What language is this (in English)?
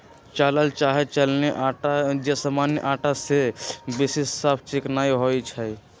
Magahi